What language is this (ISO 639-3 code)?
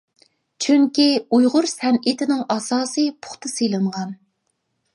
uig